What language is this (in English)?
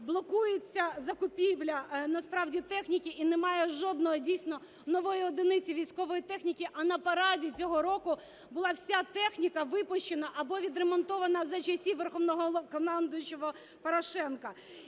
Ukrainian